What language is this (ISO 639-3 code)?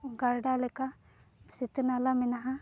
sat